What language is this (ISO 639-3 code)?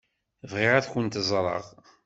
kab